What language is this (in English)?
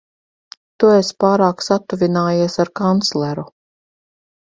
Latvian